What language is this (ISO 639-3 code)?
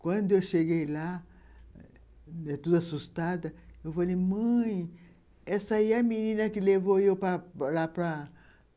por